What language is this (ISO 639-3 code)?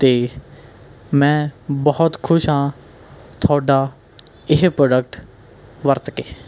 pan